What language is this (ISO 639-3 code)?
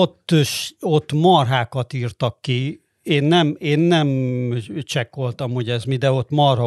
hun